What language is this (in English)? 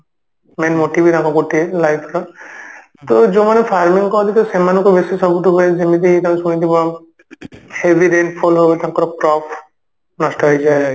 Odia